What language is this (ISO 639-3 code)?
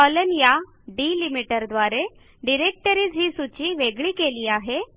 mar